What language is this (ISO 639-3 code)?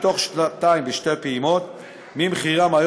heb